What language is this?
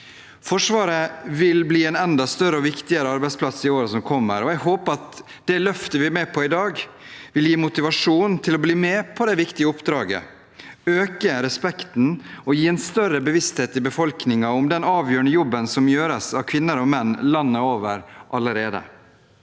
Norwegian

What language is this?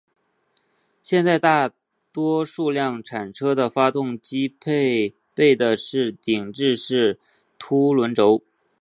Chinese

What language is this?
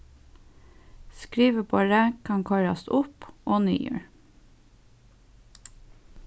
Faroese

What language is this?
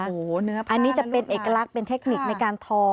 Thai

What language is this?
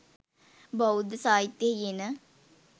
Sinhala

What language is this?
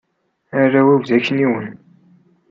Kabyle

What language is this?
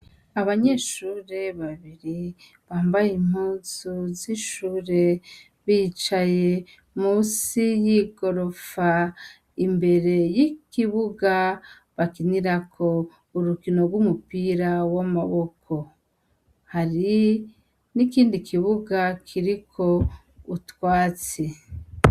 Rundi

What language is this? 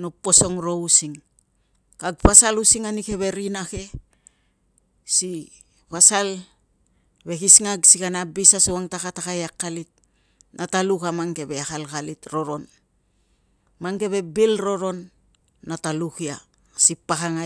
Tungag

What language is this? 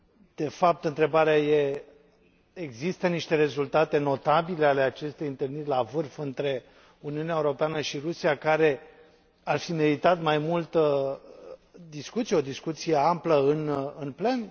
Romanian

